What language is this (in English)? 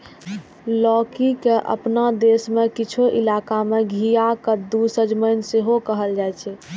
Maithili